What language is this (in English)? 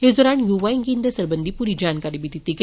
Dogri